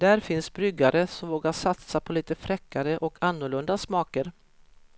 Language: Swedish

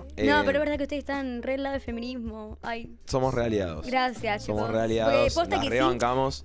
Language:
Spanish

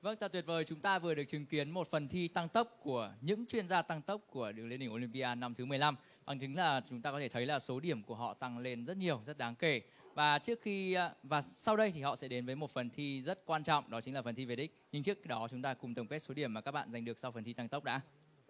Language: Vietnamese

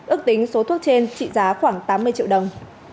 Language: Vietnamese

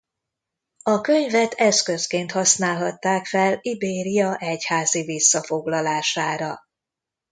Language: Hungarian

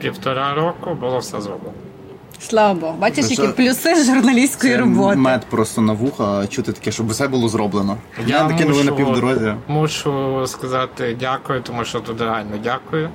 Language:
Ukrainian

